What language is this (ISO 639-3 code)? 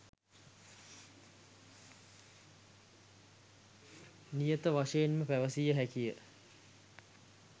sin